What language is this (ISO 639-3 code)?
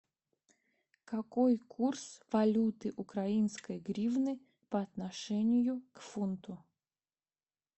rus